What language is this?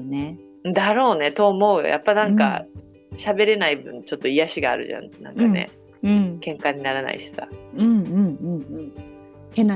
Japanese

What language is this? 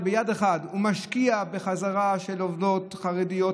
Hebrew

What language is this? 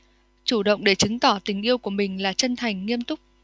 Vietnamese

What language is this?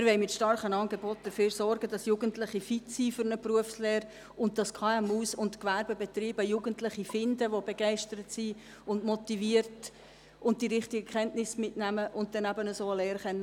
Swiss German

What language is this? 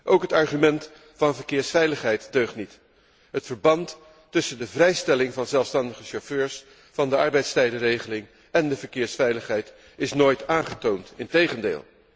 Dutch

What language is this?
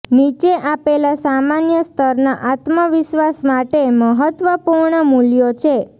Gujarati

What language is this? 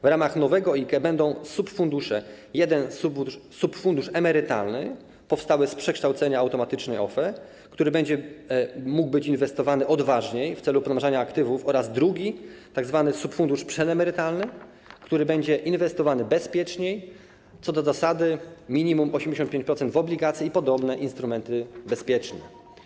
Polish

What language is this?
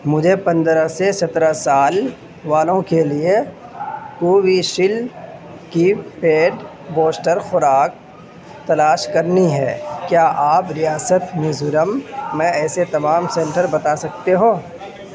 Urdu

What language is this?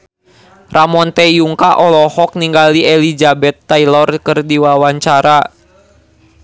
Sundanese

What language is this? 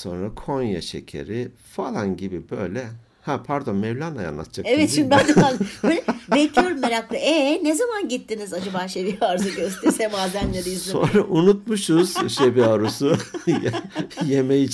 Turkish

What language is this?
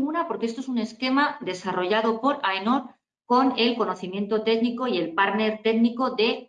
Spanish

